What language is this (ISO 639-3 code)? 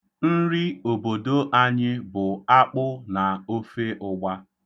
ibo